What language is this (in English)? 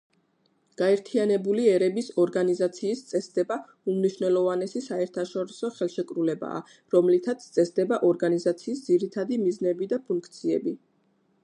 Georgian